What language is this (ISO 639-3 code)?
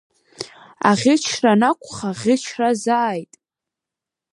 abk